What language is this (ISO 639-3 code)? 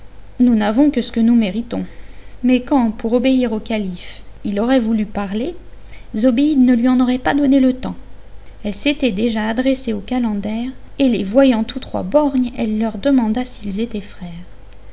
fra